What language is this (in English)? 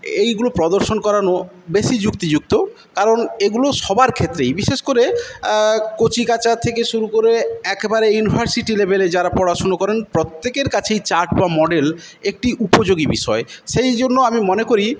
Bangla